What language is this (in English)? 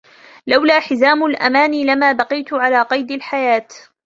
Arabic